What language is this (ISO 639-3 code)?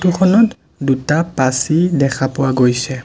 asm